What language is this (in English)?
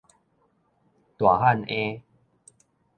Min Nan Chinese